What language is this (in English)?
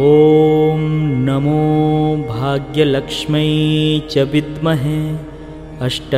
Hindi